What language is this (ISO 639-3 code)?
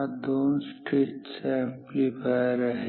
mar